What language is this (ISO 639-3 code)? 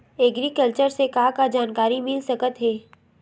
hne